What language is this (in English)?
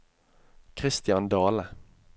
Norwegian